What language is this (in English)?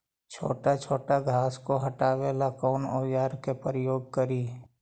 Magahi